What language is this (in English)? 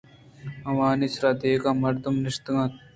Eastern Balochi